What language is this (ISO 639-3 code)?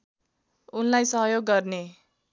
nep